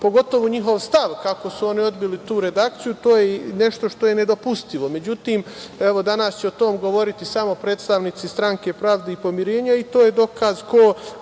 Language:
Serbian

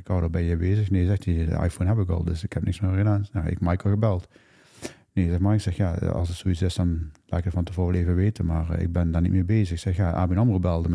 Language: Dutch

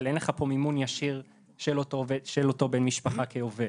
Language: Hebrew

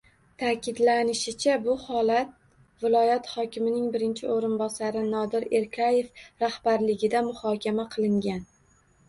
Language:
Uzbek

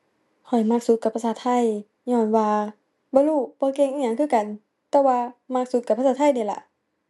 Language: Thai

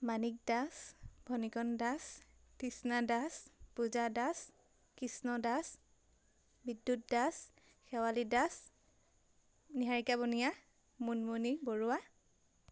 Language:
Assamese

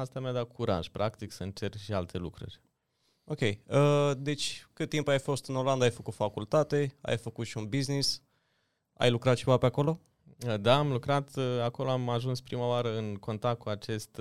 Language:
Romanian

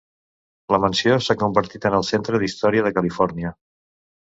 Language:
Catalan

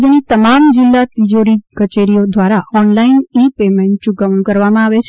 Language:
Gujarati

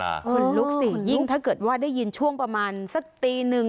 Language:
Thai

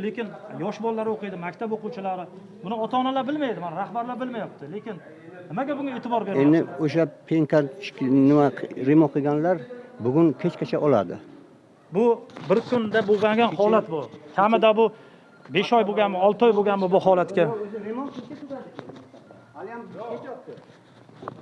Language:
Uzbek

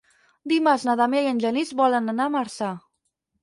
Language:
Catalan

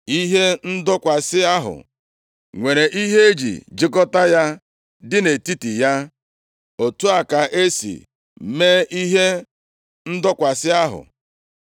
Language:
Igbo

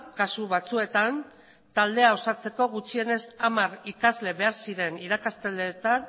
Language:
Basque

